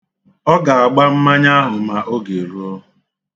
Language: Igbo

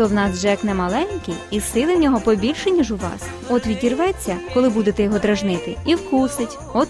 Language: Ukrainian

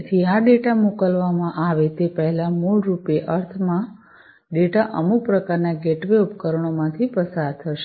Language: Gujarati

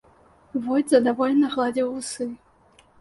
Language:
Belarusian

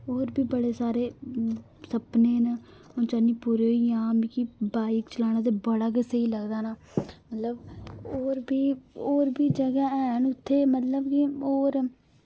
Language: Dogri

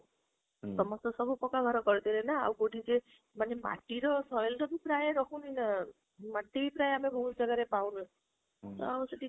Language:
Odia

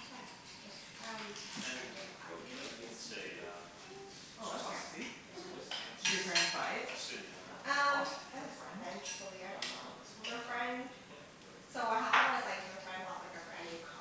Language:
English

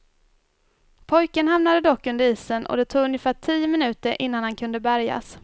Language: Swedish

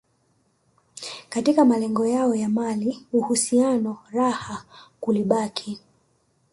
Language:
Swahili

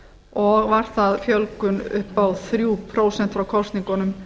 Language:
Icelandic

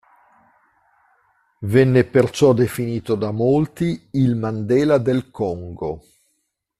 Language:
Italian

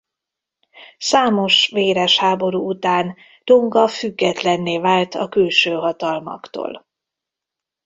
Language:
Hungarian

